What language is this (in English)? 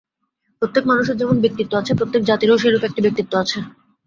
Bangla